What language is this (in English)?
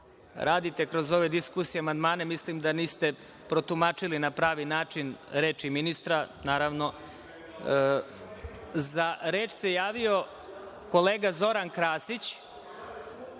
Serbian